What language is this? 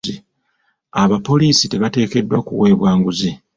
Ganda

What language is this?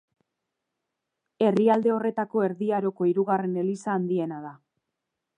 Basque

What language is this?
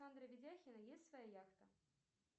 Russian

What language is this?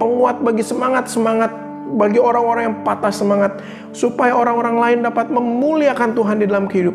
Indonesian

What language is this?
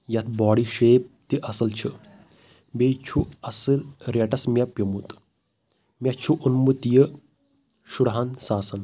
Kashmiri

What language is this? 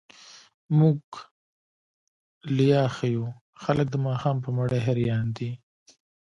Pashto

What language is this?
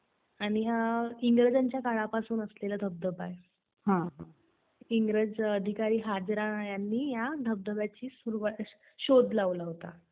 Marathi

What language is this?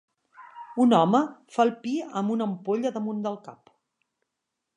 Catalan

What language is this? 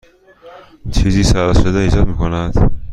Persian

